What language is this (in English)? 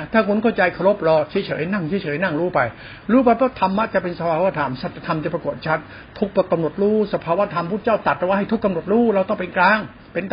Thai